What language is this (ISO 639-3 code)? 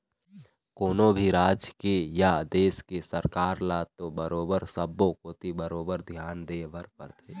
hne